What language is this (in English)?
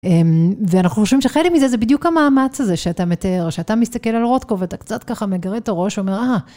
Hebrew